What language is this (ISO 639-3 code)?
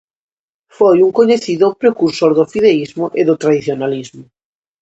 glg